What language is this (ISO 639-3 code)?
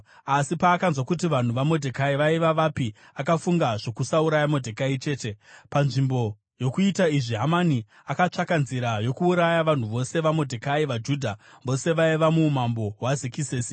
sna